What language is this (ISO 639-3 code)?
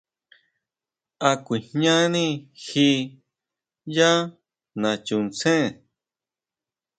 mau